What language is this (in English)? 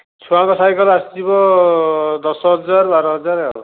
Odia